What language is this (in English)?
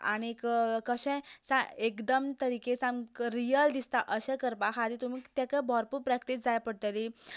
Konkani